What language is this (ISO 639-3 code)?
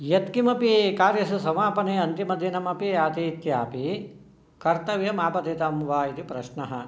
san